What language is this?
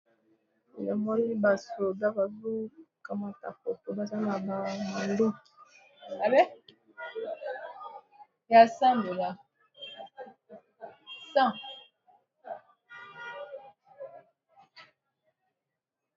Lingala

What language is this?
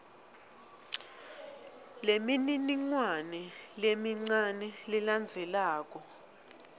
Swati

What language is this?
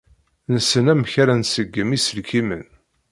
Kabyle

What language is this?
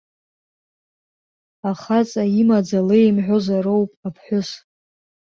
Abkhazian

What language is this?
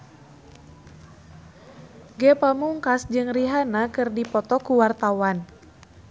Sundanese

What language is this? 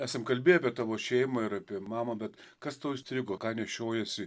Lithuanian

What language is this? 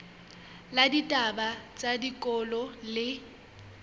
Southern Sotho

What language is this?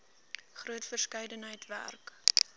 Afrikaans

